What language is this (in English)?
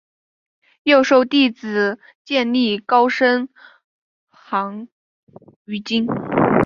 Chinese